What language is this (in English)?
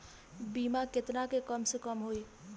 Bhojpuri